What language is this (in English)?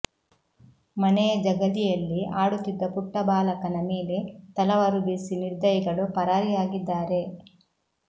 Kannada